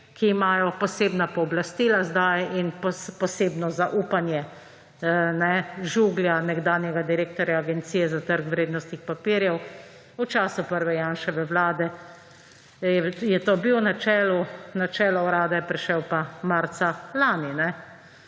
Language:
Slovenian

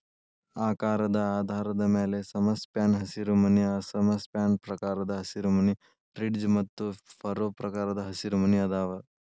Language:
Kannada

